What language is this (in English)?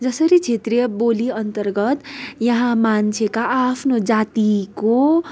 Nepali